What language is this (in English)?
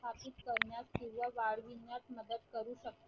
Marathi